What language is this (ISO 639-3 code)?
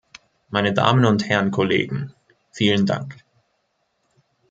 deu